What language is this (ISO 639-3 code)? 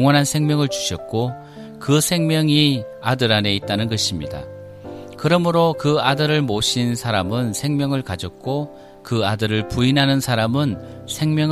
kor